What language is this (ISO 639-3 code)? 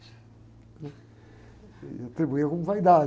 por